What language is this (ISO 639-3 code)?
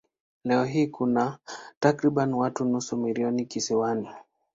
swa